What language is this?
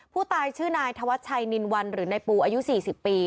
Thai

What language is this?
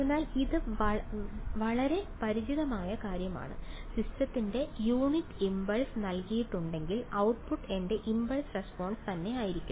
Malayalam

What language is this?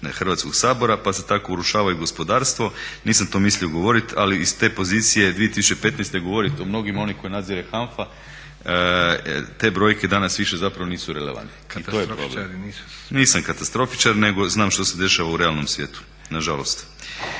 Croatian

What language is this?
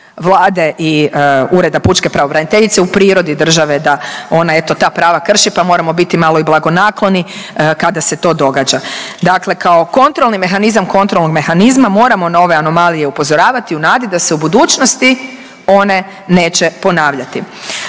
Croatian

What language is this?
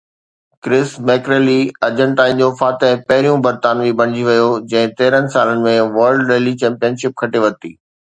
Sindhi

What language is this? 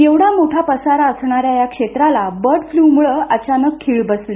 Marathi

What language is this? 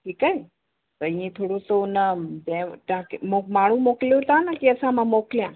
Sindhi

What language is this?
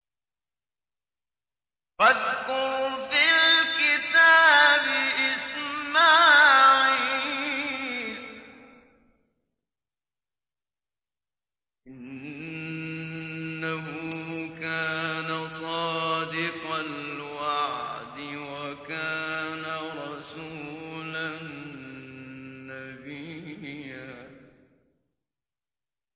Arabic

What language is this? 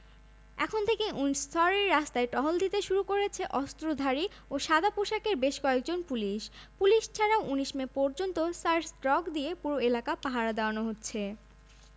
Bangla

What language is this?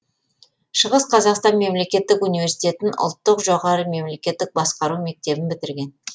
Kazakh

